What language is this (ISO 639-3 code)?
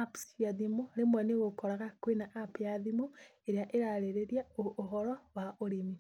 kik